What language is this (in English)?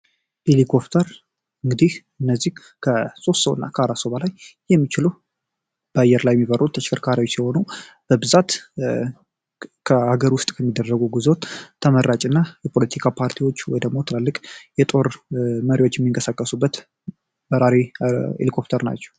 Amharic